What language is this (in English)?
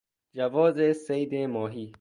Persian